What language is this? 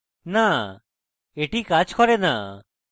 Bangla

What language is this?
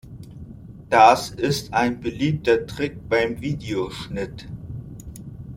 German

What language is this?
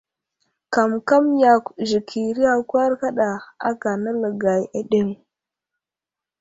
Wuzlam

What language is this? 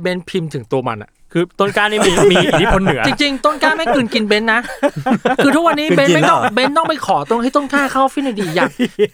Thai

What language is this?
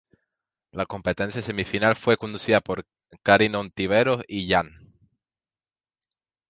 Spanish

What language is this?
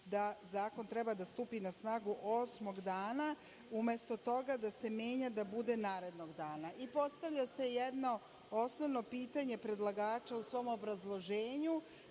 Serbian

